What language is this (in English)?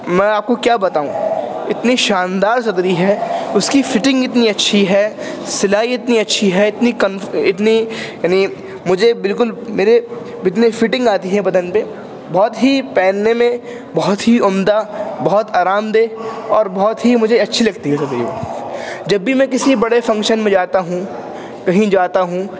Urdu